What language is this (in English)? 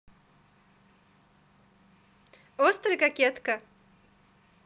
Russian